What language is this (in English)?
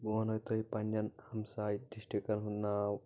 Kashmiri